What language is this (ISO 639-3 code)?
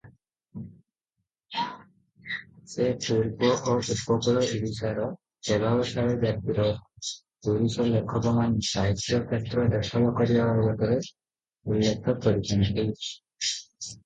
ori